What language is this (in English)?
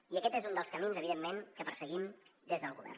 Catalan